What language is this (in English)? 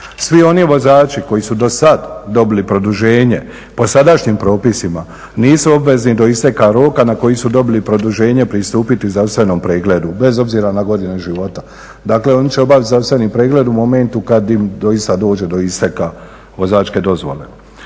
Croatian